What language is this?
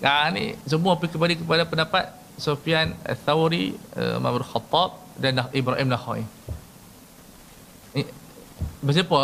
Malay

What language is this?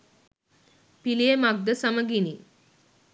Sinhala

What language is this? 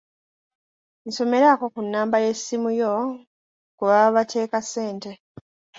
Ganda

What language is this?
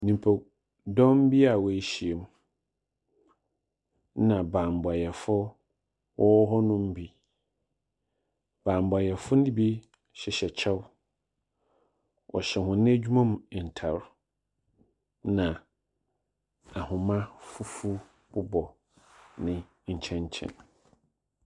Akan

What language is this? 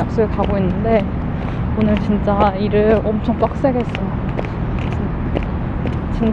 Korean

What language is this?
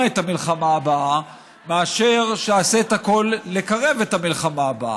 Hebrew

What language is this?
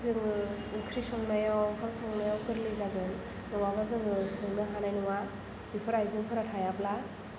Bodo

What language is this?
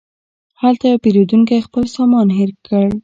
Pashto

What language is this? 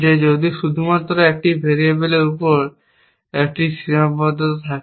Bangla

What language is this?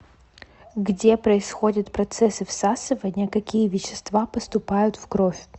Russian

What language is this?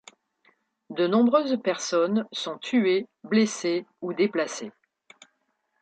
French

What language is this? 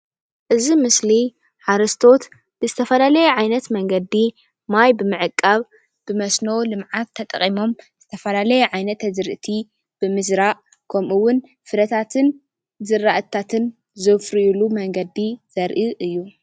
Tigrinya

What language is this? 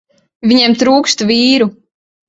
Latvian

